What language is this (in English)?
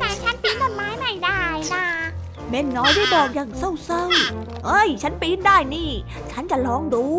Thai